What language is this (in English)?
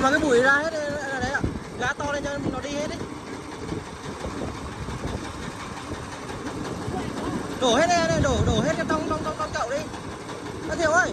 Vietnamese